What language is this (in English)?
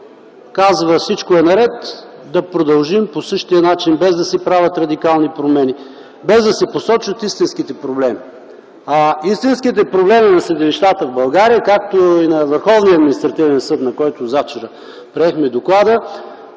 Bulgarian